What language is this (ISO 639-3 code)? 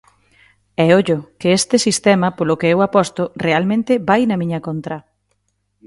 glg